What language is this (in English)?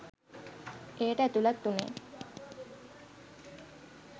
Sinhala